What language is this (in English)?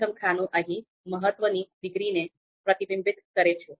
Gujarati